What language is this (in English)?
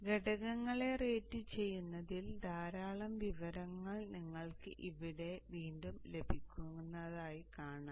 Malayalam